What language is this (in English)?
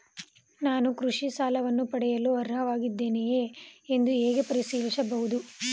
Kannada